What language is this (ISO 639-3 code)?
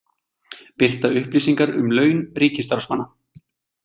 isl